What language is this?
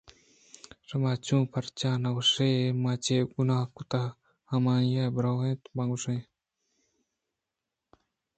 Eastern Balochi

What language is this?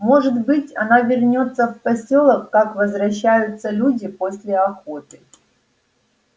Russian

